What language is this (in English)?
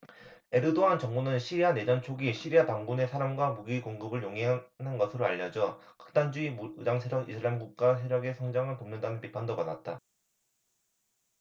Korean